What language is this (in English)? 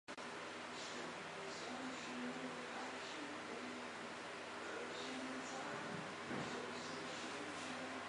Chinese